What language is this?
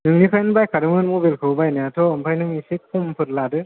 Bodo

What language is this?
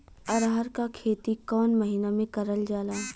Bhojpuri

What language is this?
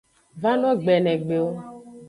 Aja (Benin)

